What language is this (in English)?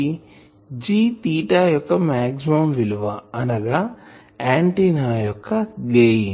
Telugu